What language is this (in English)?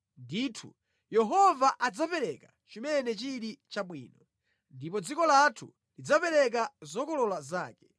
Nyanja